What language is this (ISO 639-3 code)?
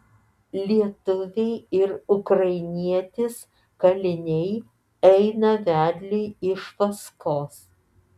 lit